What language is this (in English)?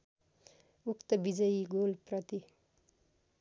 Nepali